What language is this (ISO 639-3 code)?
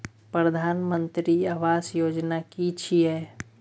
mai